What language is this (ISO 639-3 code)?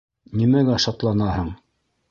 bak